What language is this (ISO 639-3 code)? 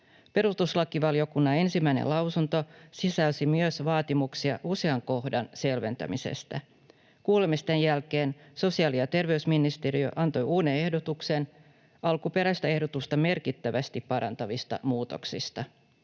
fin